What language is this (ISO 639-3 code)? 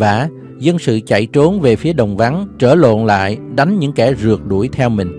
vie